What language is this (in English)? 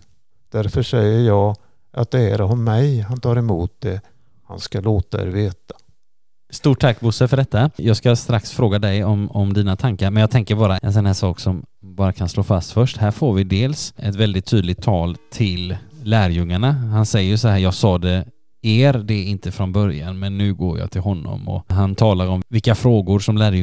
Swedish